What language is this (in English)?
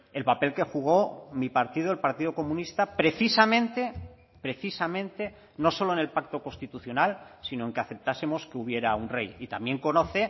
Spanish